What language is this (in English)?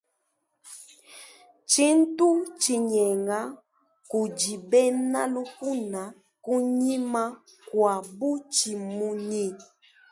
Luba-Lulua